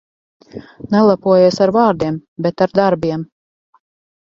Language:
Latvian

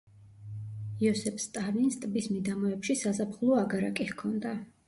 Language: Georgian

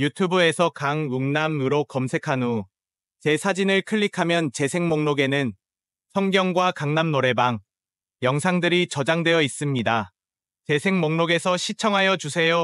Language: Korean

